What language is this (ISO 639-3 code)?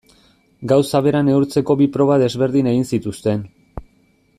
eus